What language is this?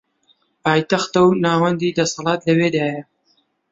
Central Kurdish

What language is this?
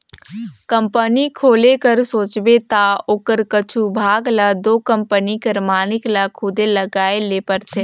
Chhattisgarhi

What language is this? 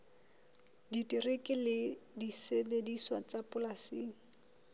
Southern Sotho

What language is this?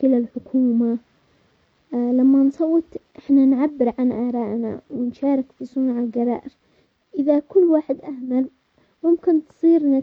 Omani Arabic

